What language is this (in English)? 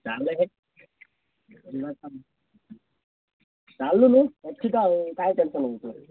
Odia